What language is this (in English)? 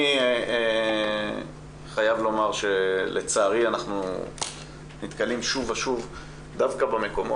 Hebrew